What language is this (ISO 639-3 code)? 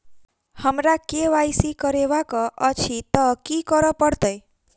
mai